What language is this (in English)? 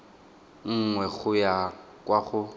Tswana